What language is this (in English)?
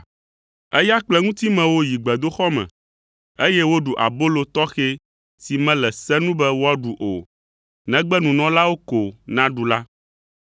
Ewe